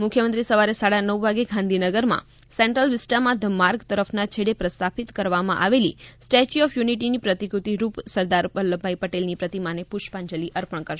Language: Gujarati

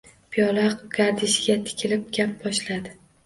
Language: Uzbek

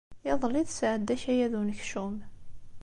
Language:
Kabyle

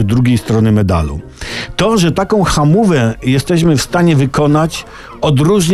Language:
Polish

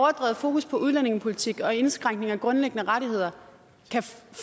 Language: Danish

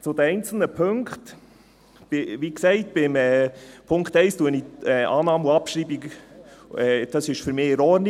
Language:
Swiss German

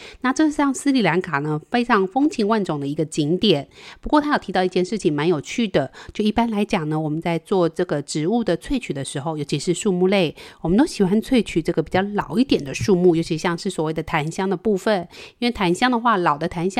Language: Chinese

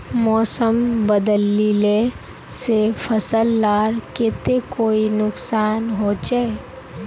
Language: Magahi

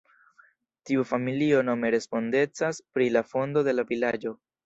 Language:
Esperanto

